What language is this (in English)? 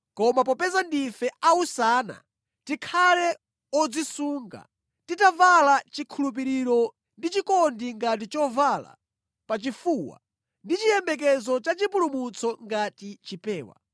Nyanja